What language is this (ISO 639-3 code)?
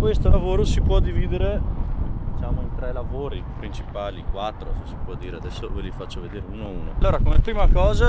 ita